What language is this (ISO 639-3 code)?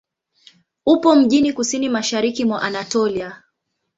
swa